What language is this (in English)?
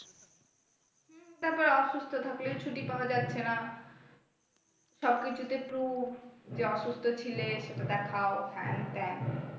Bangla